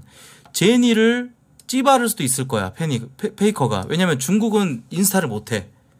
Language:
Korean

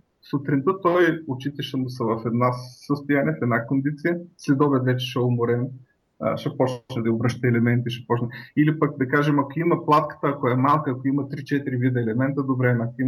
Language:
Bulgarian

